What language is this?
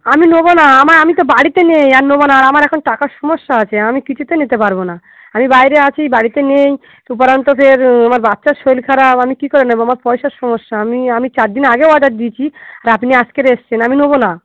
Bangla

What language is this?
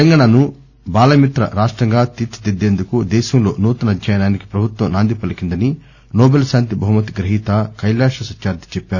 Telugu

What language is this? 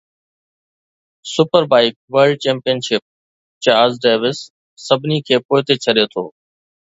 Sindhi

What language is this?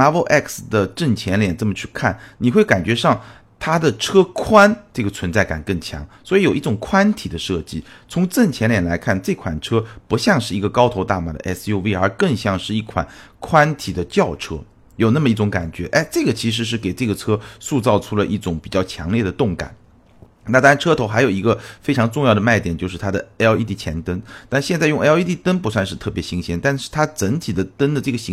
Chinese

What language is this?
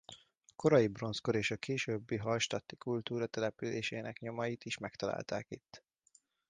Hungarian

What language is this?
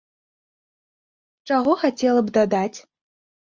Belarusian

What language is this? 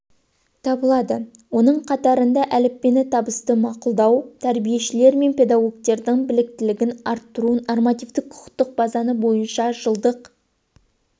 Kazakh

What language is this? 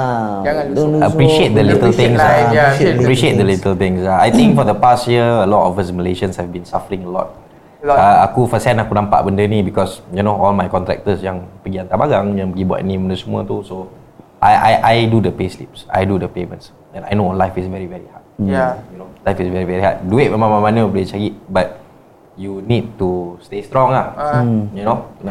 Malay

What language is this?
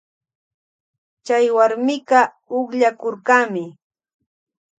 Loja Highland Quichua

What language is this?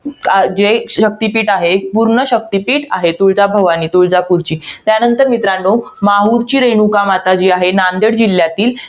Marathi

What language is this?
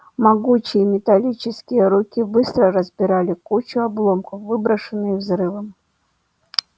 Russian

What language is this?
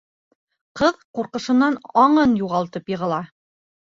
Bashkir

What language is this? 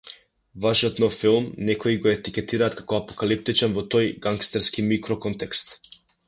Macedonian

